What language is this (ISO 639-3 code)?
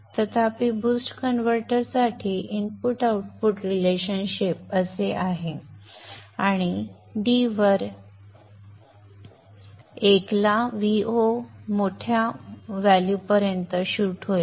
mar